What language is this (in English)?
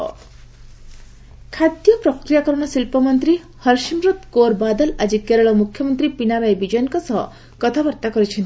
Odia